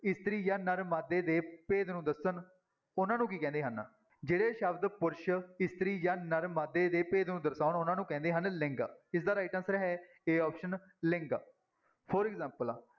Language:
Punjabi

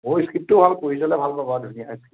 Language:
Assamese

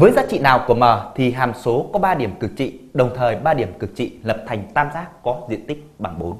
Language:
Vietnamese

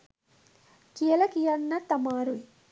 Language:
Sinhala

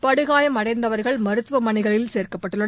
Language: Tamil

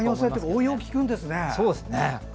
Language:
Japanese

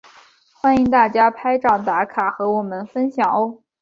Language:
Chinese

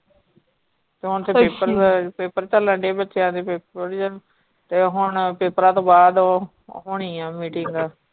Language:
Punjabi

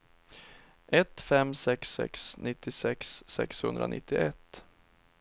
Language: Swedish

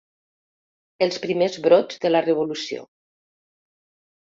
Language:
Catalan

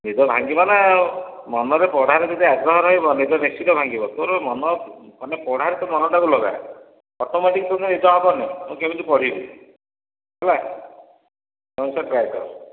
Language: Odia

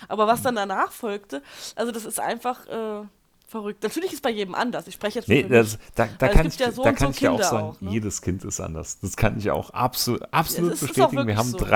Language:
German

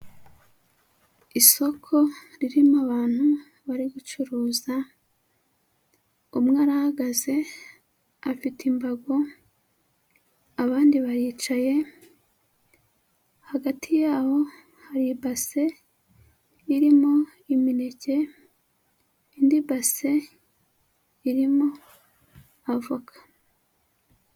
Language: Kinyarwanda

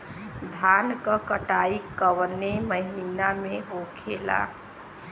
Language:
Bhojpuri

